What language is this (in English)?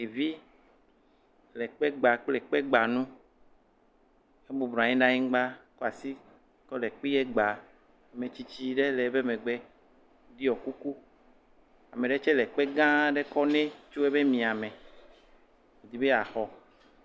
Ewe